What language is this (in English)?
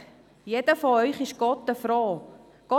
Swiss German